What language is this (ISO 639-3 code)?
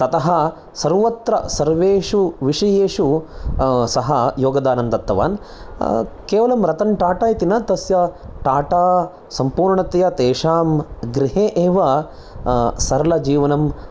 san